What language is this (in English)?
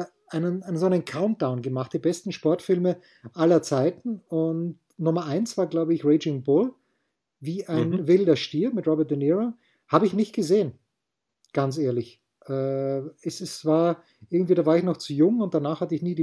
German